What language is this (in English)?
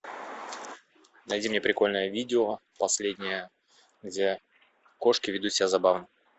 Russian